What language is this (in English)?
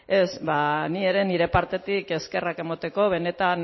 Basque